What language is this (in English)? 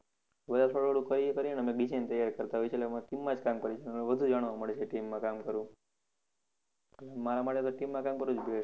Gujarati